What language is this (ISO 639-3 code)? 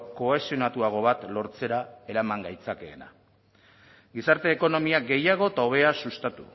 eus